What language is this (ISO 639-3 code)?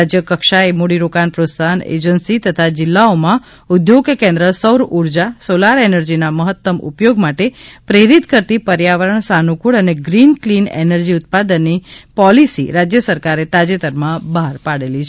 guj